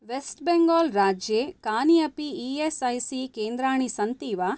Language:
Sanskrit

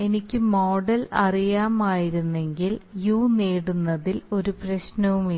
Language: Malayalam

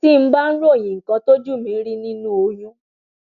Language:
Yoruba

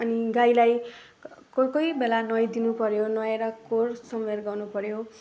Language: Nepali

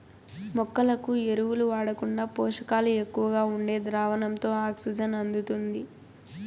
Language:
Telugu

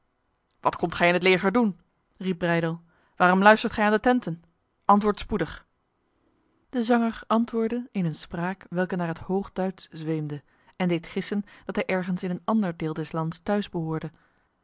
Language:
Dutch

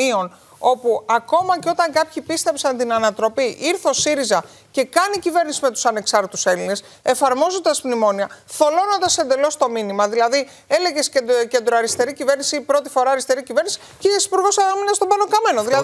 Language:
Greek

